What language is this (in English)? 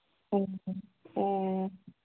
Manipuri